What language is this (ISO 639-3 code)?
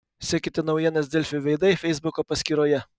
lit